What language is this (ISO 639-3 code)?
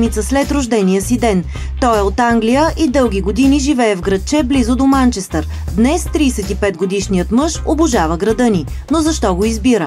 bul